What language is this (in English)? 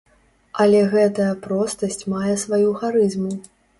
Belarusian